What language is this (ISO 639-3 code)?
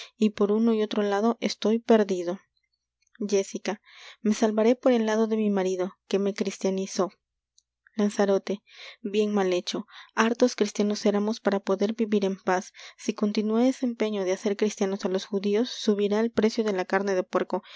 spa